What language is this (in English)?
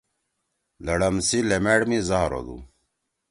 Torwali